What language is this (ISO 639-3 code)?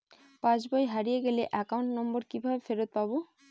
ben